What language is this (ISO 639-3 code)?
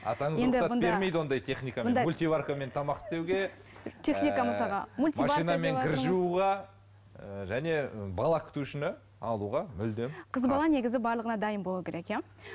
kaz